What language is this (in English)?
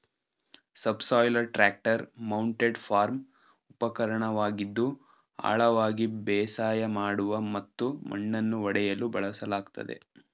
Kannada